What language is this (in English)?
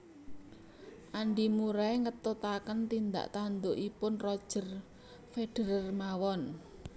Javanese